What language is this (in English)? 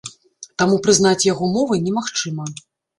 Belarusian